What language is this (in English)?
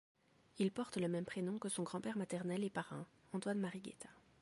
French